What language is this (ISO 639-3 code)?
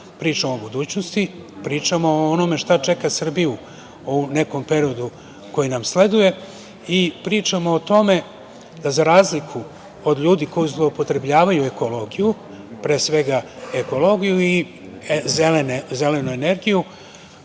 srp